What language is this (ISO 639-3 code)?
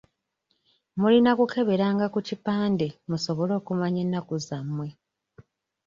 lug